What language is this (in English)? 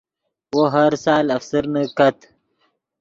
Yidgha